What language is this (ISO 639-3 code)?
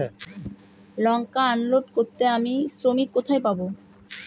ben